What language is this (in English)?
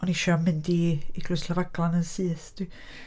Welsh